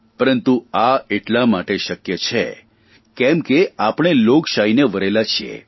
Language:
Gujarati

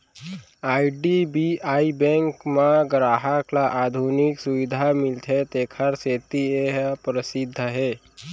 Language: Chhattisgarhi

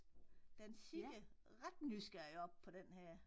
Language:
Danish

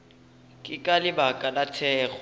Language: Northern Sotho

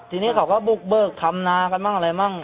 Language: Thai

